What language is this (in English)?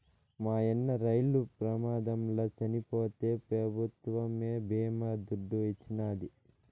Telugu